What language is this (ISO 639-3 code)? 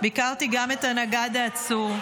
heb